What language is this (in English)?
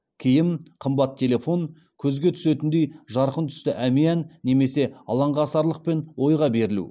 Kazakh